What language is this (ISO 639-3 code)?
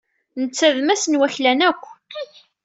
kab